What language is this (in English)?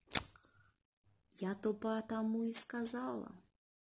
Russian